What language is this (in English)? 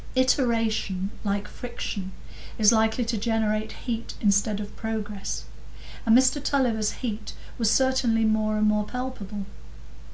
English